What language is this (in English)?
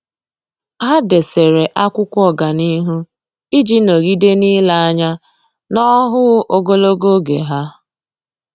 Igbo